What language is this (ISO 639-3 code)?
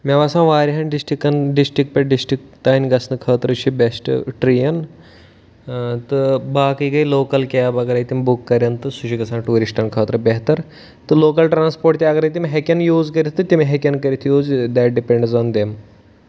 kas